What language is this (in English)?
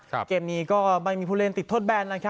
Thai